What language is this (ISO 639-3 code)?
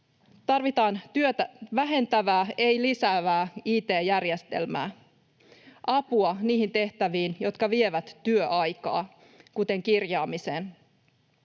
fin